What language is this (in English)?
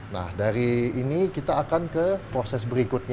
Indonesian